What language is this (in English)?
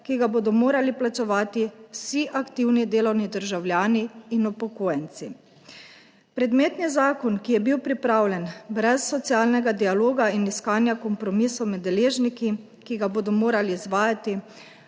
Slovenian